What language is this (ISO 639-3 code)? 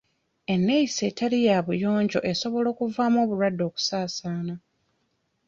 lug